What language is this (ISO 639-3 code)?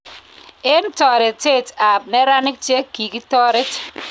kln